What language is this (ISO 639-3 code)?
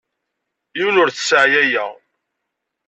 kab